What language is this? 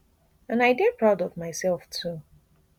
Nigerian Pidgin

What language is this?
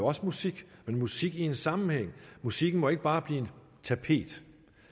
Danish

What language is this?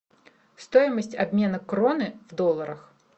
Russian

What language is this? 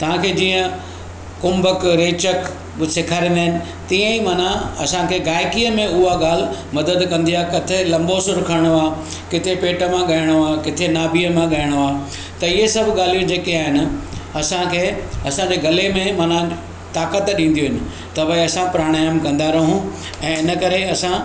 Sindhi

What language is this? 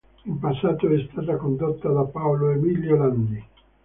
Italian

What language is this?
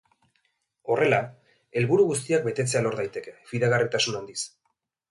Basque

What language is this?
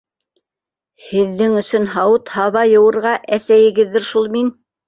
Bashkir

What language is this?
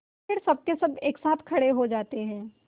Hindi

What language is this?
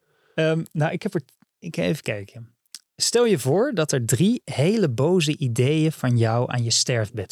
Dutch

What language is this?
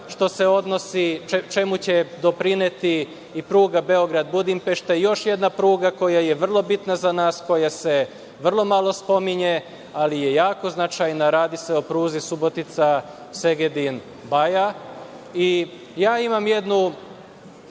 Serbian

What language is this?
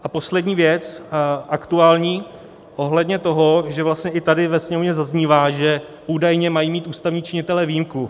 Czech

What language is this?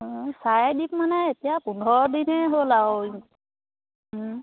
Assamese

